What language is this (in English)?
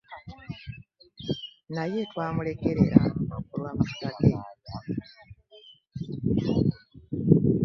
Ganda